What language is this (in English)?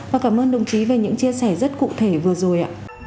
Vietnamese